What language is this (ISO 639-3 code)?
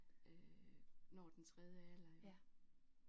dan